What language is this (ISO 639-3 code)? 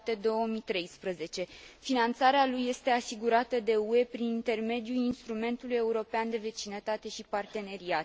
ron